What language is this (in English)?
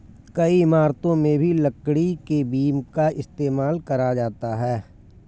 Hindi